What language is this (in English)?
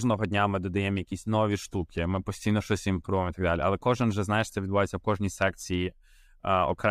Ukrainian